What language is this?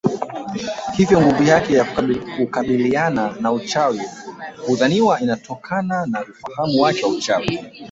Swahili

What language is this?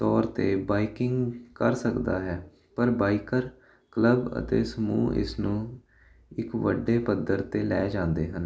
Punjabi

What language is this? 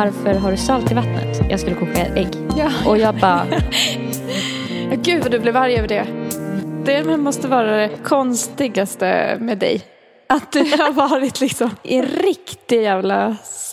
Swedish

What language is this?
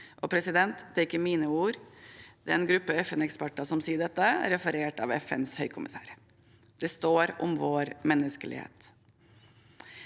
Norwegian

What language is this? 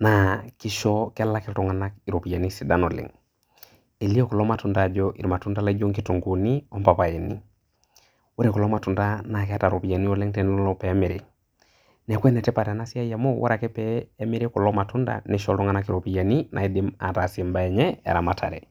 Masai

